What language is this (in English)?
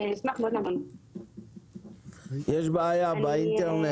Hebrew